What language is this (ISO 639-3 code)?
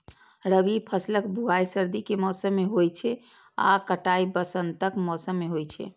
mai